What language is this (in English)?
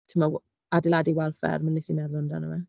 Welsh